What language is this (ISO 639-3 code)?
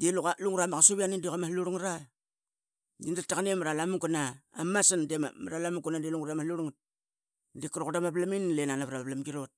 byx